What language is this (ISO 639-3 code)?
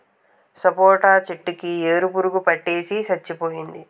tel